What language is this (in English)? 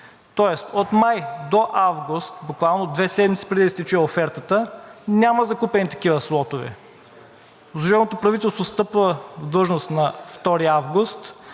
Bulgarian